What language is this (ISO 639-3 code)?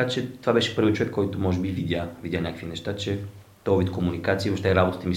bul